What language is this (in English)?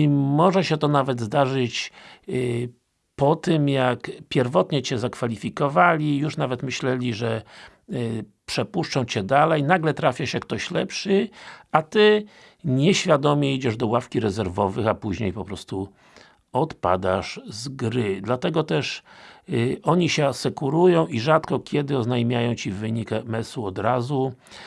Polish